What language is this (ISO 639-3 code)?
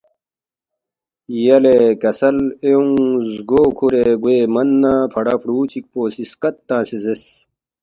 bft